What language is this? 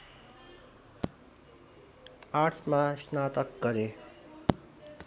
Nepali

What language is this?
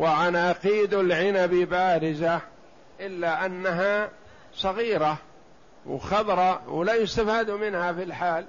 Arabic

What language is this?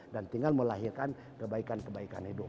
Indonesian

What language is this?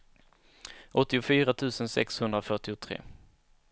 Swedish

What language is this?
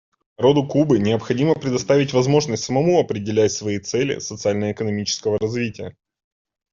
Russian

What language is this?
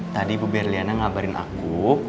Indonesian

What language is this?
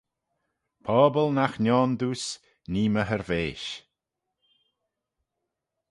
Manx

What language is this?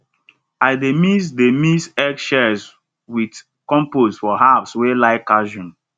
Nigerian Pidgin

